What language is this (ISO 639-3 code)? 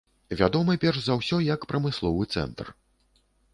bel